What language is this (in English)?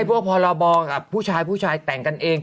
Thai